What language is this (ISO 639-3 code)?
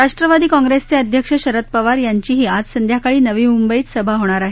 mar